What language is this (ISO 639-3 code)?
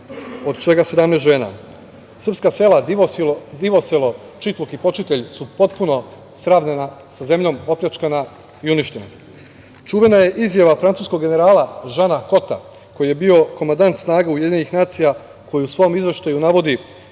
srp